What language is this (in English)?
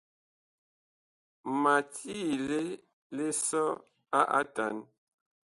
Bakoko